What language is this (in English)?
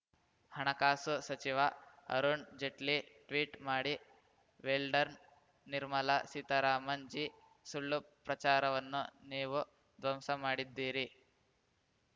Kannada